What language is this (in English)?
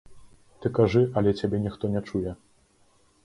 Belarusian